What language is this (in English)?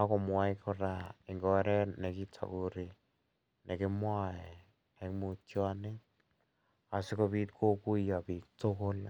Kalenjin